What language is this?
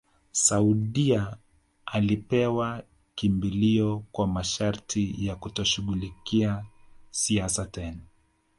Swahili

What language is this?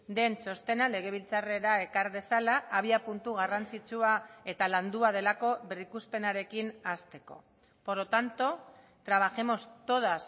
Basque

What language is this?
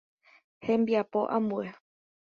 Guarani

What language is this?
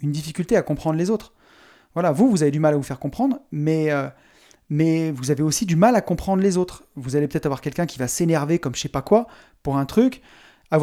French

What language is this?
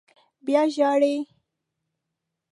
Pashto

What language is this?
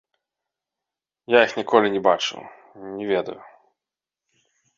Belarusian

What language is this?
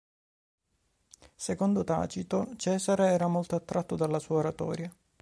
Italian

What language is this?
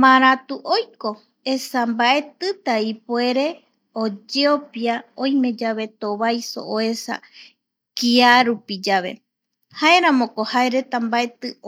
Eastern Bolivian Guaraní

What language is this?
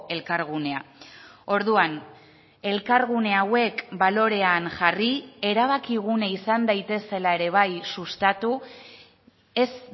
Basque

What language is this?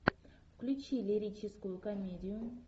Russian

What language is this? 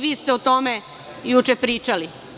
Serbian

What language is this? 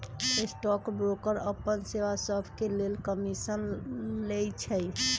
Magahi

